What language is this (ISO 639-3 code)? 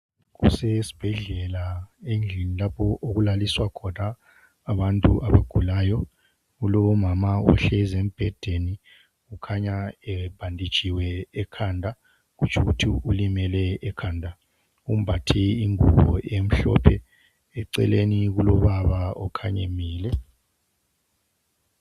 nde